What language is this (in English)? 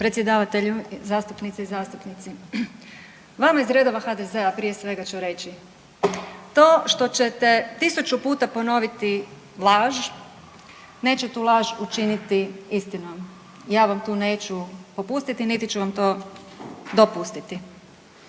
Croatian